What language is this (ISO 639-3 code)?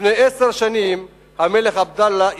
heb